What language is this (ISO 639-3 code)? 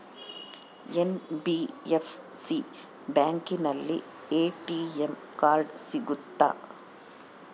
kan